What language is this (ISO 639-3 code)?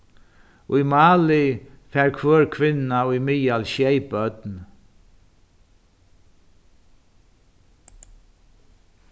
fao